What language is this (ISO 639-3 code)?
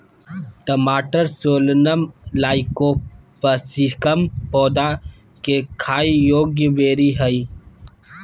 mag